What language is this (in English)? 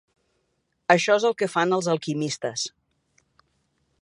Catalan